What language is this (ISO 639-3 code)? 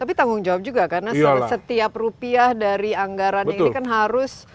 ind